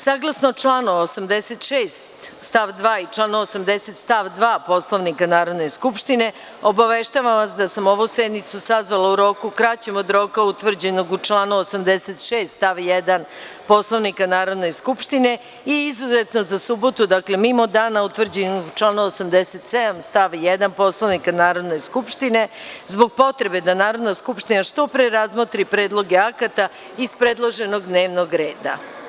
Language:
Serbian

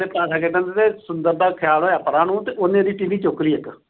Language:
Punjabi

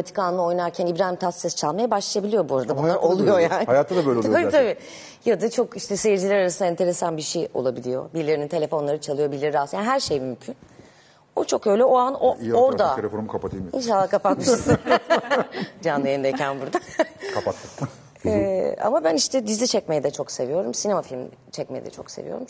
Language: Turkish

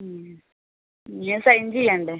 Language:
Malayalam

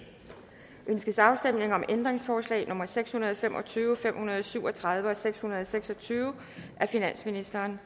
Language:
Danish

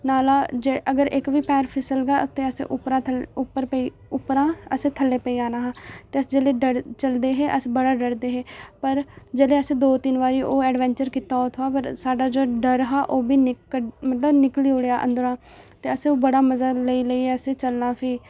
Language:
Dogri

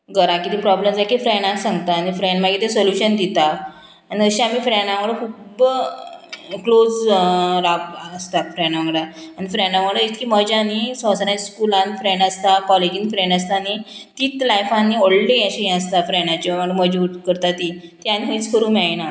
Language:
Konkani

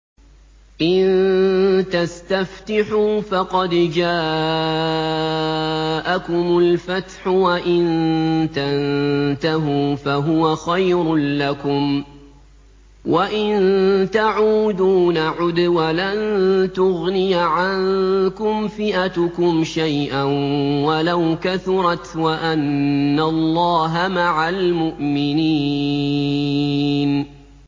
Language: Arabic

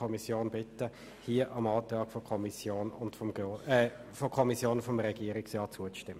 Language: Swiss German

